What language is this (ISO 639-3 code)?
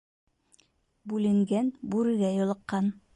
bak